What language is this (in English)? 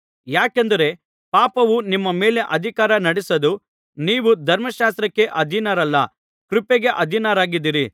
Kannada